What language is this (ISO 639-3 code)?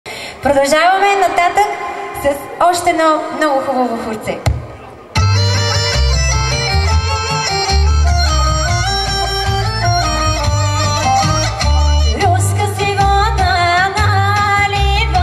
rus